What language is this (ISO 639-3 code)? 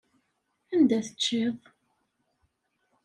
kab